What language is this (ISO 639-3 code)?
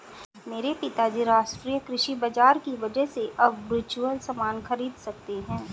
hin